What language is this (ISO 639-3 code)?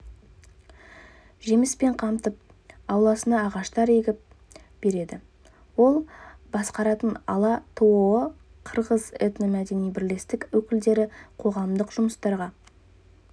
kaz